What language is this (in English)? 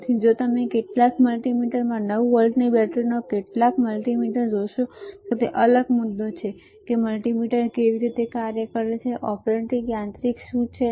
Gujarati